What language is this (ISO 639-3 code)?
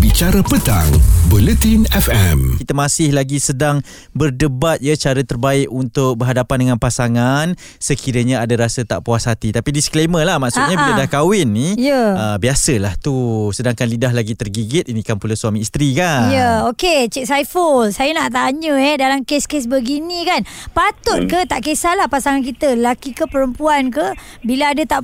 msa